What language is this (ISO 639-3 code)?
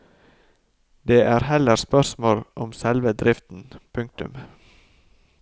nor